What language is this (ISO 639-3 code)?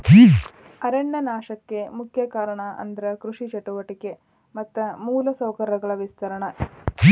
kan